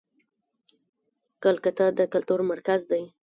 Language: Pashto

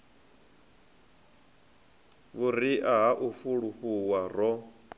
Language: Venda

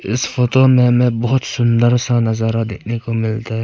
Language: Hindi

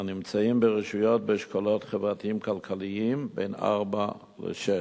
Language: Hebrew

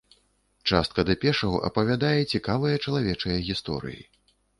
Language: Belarusian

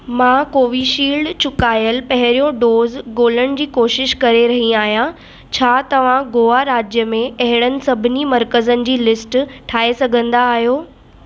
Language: Sindhi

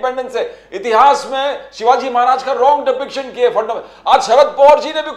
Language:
Hindi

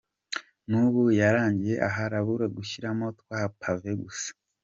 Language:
Kinyarwanda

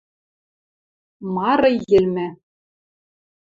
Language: Western Mari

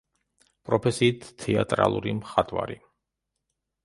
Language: Georgian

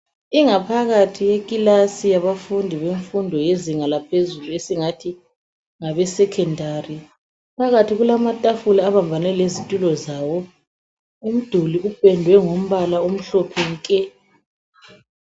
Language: North Ndebele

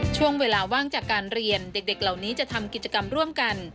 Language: Thai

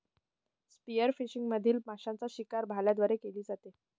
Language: Marathi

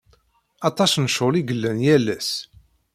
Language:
Kabyle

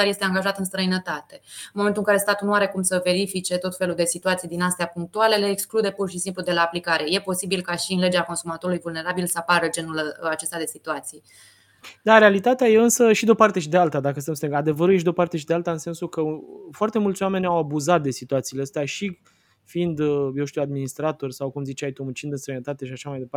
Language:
Romanian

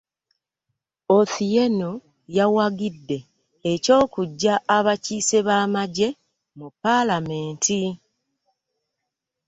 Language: Ganda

